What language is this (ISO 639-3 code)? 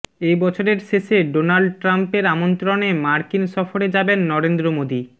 ben